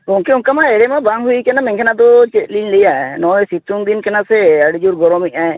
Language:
Santali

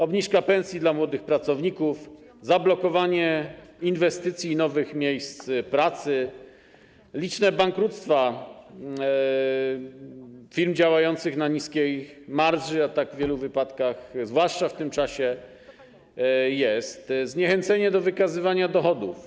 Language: Polish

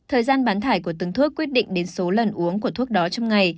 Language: Vietnamese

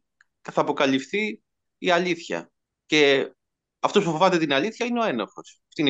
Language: Greek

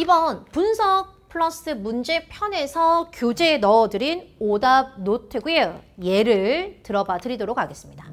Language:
Korean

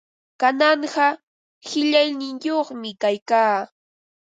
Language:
Ambo-Pasco Quechua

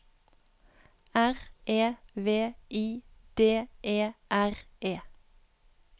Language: Norwegian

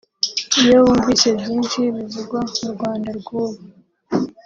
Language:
Kinyarwanda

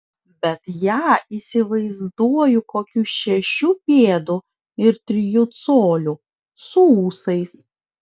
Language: Lithuanian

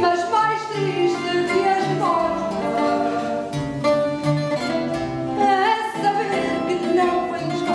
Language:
Portuguese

